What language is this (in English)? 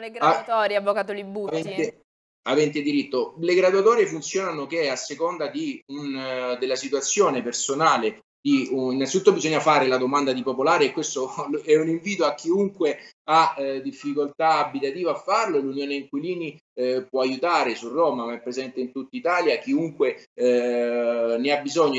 Italian